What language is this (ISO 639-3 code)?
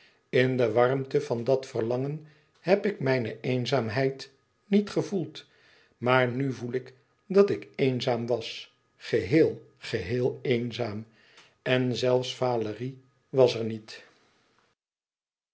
nld